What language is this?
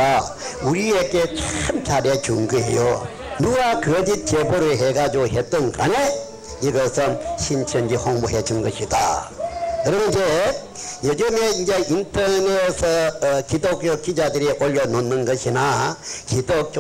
Korean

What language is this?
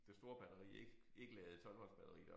Danish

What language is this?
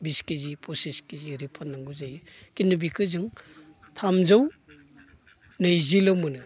Bodo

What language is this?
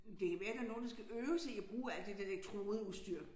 Danish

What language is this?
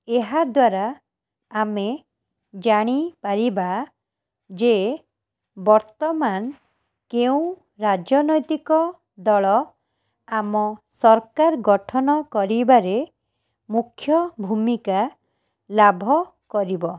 Odia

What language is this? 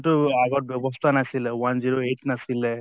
Assamese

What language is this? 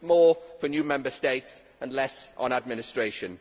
English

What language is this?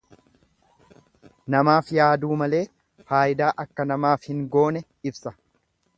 Oromo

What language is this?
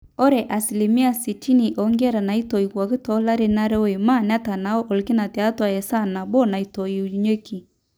Masai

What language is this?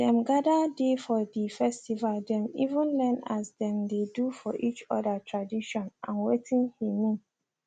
Nigerian Pidgin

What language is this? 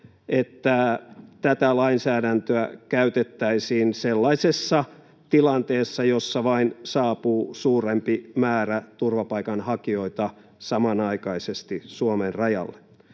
Finnish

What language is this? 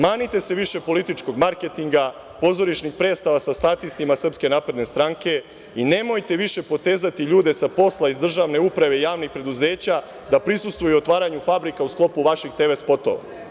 Serbian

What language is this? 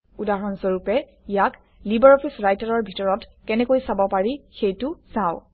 Assamese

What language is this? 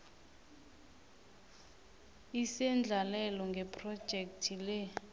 South Ndebele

